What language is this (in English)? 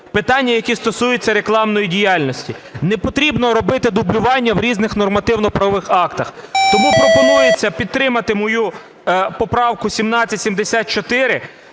Ukrainian